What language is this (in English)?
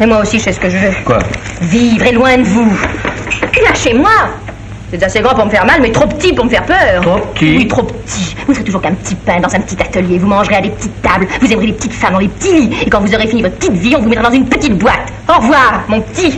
French